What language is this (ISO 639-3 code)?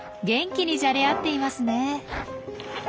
jpn